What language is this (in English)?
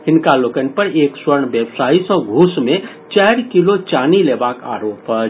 Maithili